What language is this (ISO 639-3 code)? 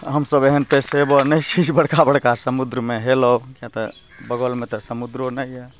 mai